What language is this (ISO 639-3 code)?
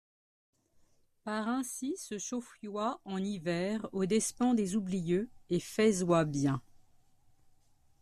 fra